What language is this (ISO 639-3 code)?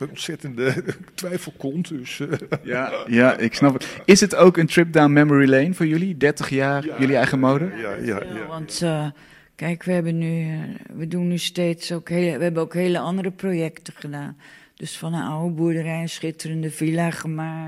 nld